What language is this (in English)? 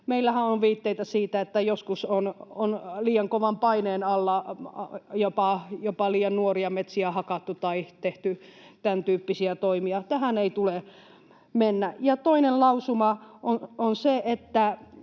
Finnish